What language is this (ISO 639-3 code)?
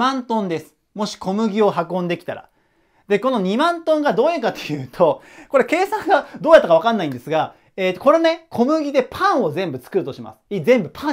jpn